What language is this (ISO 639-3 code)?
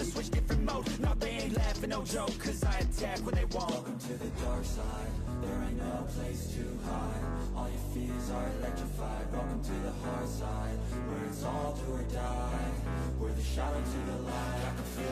por